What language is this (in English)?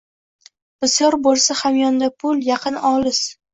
Uzbek